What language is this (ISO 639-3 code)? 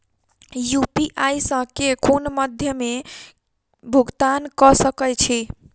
mai